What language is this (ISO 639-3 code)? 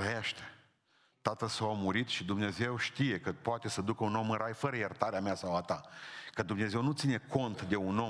ron